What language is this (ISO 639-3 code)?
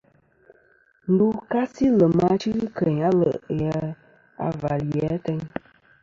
bkm